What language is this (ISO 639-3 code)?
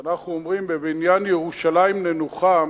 heb